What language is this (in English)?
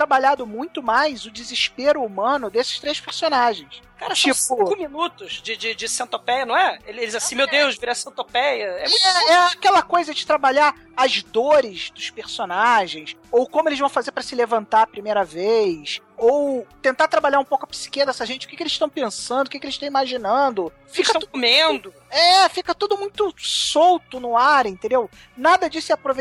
Portuguese